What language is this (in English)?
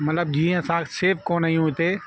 Sindhi